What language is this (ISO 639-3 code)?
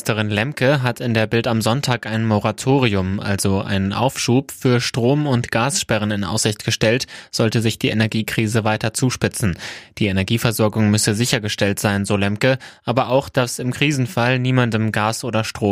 deu